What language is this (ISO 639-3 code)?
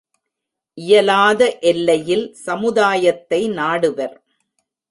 tam